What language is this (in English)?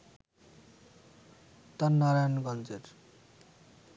Bangla